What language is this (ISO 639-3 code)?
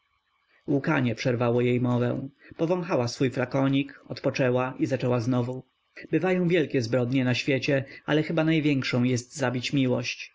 pol